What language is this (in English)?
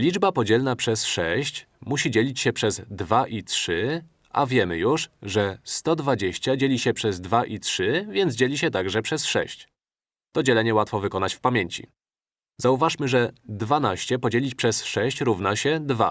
Polish